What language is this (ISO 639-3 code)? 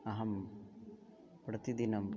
san